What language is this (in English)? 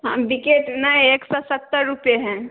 Maithili